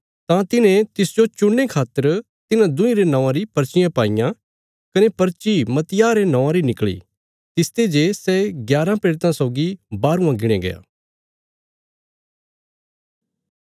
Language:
Bilaspuri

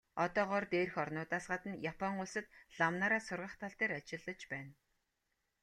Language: Mongolian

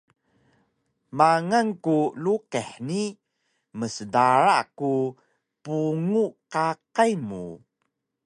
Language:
Taroko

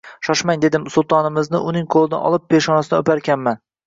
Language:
Uzbek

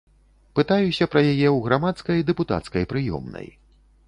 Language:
Belarusian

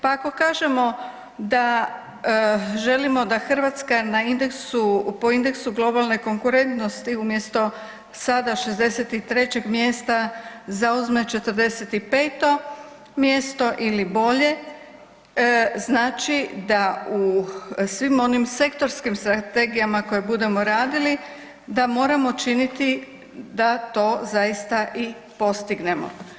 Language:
Croatian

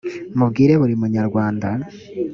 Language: Kinyarwanda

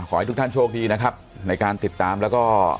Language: Thai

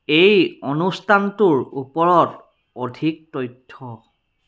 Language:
Assamese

